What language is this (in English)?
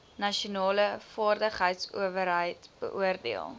Afrikaans